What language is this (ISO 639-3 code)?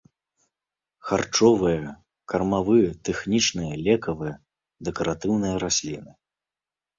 bel